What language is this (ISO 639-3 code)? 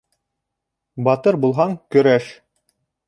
bak